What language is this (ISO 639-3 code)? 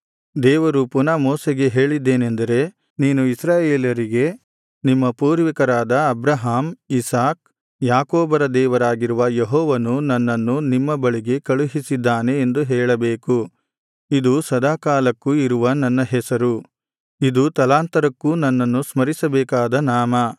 kan